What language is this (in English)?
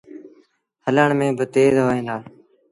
Sindhi Bhil